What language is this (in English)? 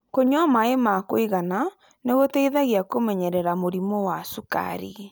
Kikuyu